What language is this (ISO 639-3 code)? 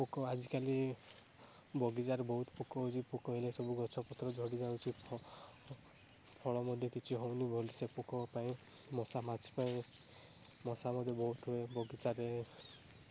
ori